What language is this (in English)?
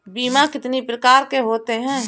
Hindi